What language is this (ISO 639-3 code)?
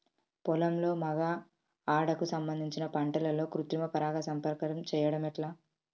tel